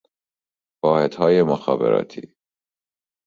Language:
Persian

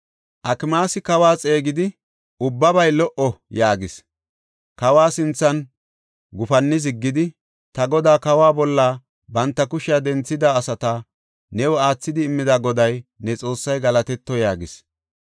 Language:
Gofa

